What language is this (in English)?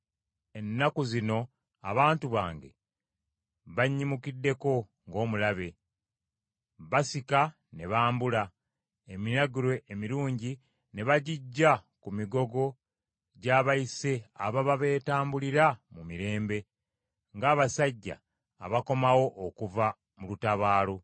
Ganda